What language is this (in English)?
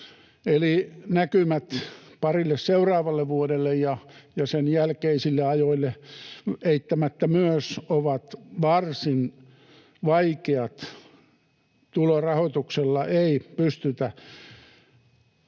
Finnish